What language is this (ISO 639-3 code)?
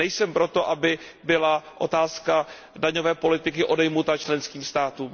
ces